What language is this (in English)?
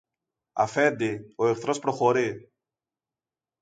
Greek